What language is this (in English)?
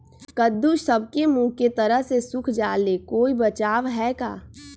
Magahi